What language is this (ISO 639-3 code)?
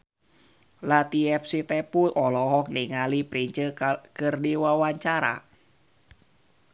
sun